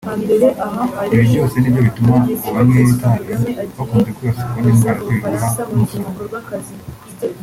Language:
Kinyarwanda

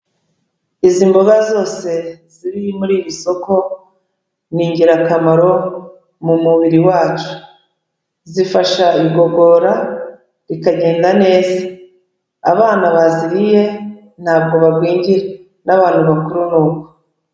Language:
Kinyarwanda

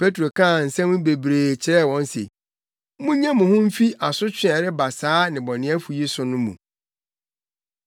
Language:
Akan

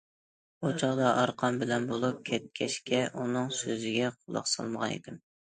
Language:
Uyghur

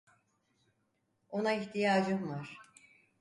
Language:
Turkish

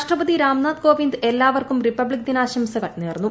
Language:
Malayalam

